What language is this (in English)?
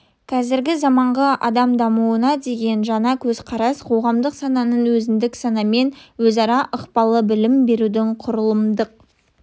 Kazakh